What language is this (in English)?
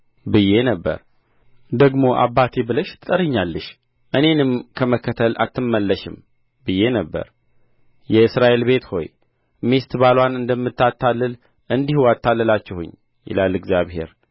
Amharic